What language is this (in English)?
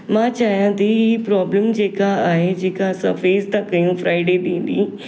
Sindhi